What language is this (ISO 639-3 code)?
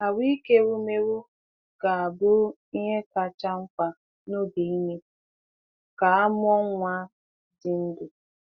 ibo